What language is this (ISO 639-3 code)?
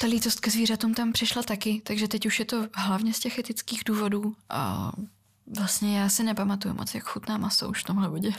ces